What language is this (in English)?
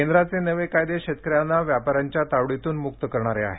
Marathi